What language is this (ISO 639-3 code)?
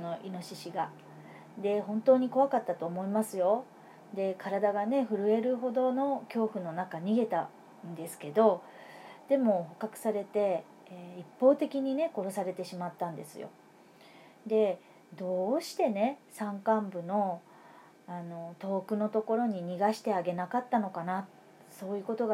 jpn